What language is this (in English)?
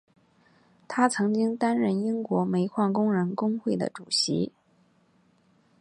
Chinese